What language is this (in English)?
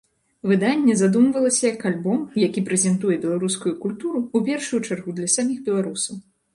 Belarusian